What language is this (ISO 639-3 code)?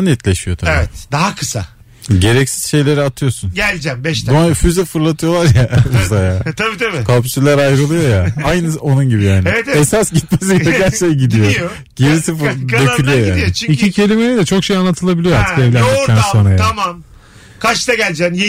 tur